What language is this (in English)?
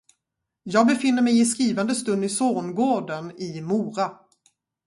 Swedish